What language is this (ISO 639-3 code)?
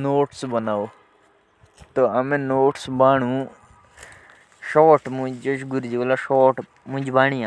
jns